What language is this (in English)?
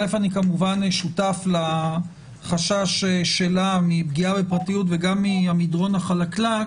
Hebrew